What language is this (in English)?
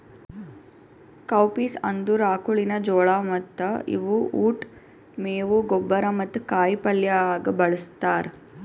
Kannada